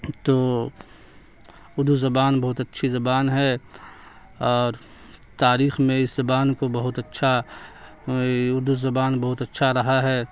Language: Urdu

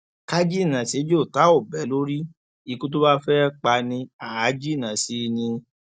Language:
Yoruba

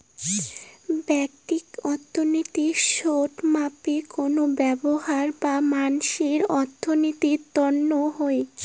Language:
Bangla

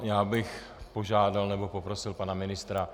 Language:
Czech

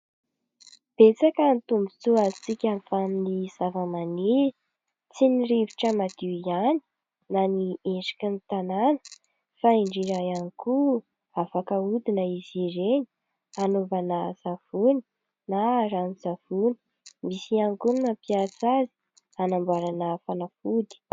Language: Malagasy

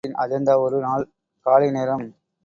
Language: Tamil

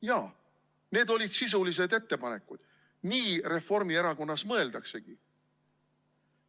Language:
Estonian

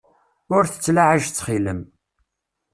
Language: Kabyle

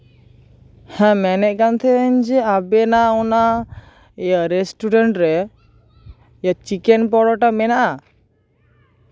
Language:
Santali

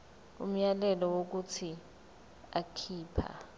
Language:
Zulu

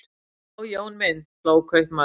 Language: Icelandic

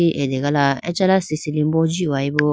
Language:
Idu-Mishmi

